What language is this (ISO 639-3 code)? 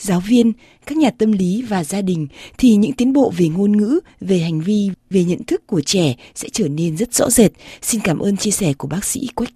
vie